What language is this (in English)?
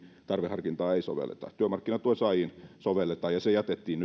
Finnish